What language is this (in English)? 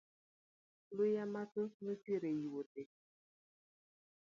Luo (Kenya and Tanzania)